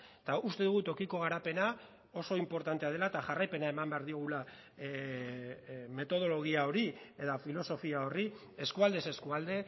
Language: Basque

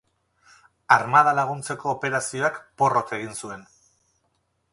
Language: Basque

